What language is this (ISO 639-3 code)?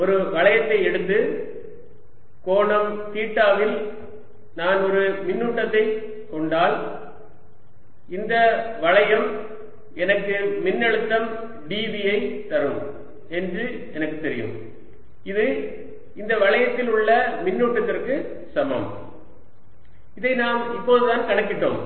tam